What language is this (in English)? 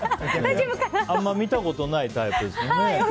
Japanese